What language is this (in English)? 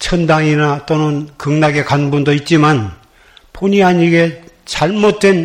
Korean